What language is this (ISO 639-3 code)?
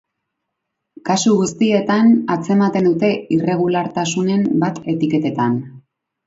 eus